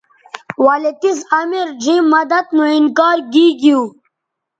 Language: Bateri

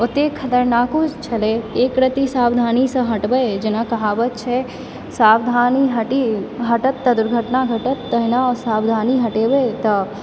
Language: Maithili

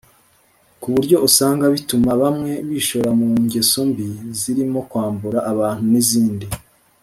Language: Kinyarwanda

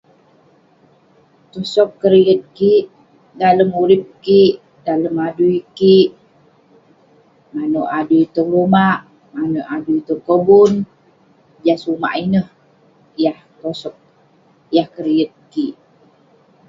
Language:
Western Penan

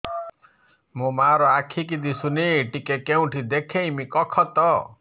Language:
Odia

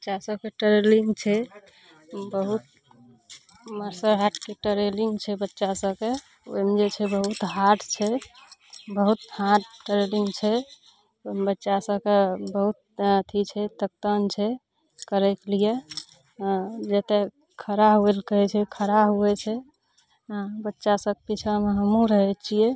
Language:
Maithili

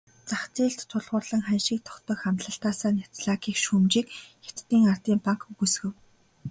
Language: Mongolian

